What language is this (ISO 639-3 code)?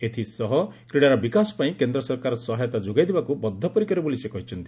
ori